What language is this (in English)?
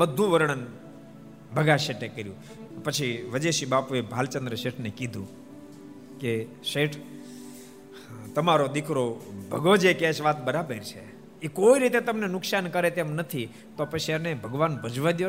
Gujarati